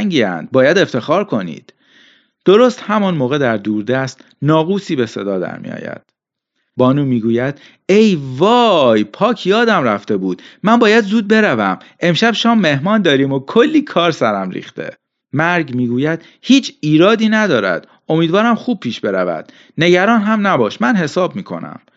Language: Persian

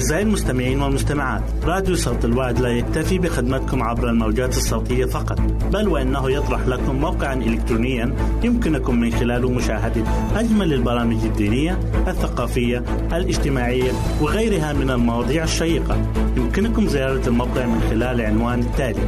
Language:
Arabic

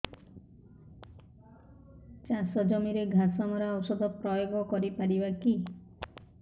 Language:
Odia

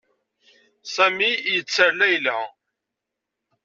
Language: Kabyle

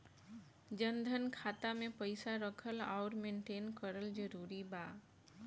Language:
Bhojpuri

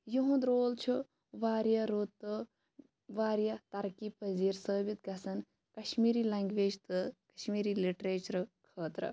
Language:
Kashmiri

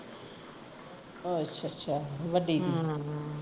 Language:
Punjabi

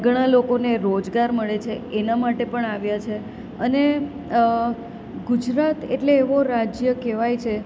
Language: Gujarati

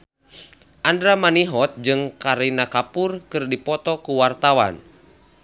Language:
Sundanese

